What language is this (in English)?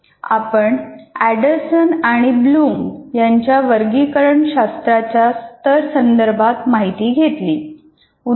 Marathi